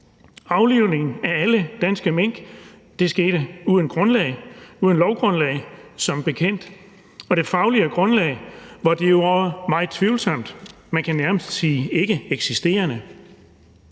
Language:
Danish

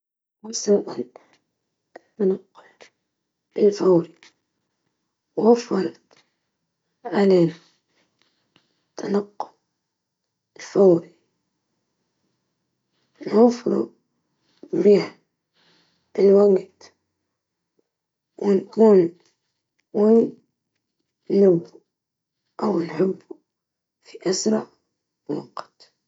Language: Libyan Arabic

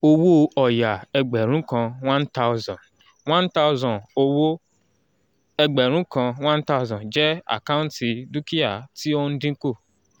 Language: Yoruba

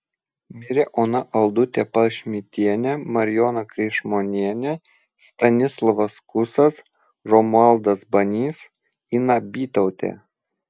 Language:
Lithuanian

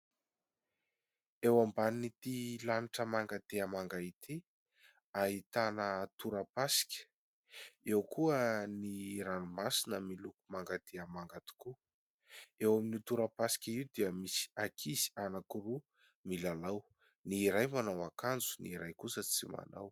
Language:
Malagasy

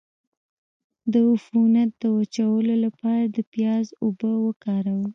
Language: Pashto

